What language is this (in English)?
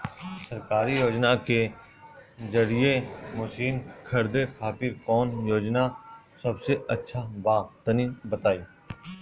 Bhojpuri